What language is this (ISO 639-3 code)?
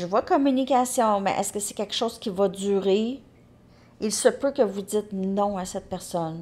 fra